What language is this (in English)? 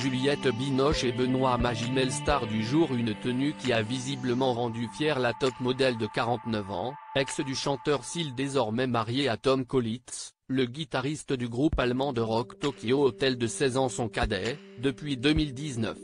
French